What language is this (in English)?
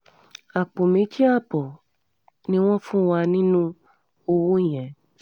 Yoruba